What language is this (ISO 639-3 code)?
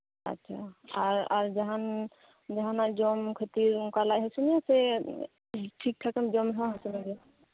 sat